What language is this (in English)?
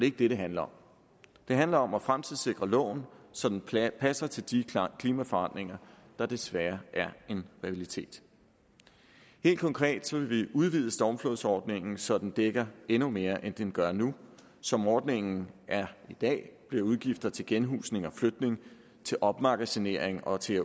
Danish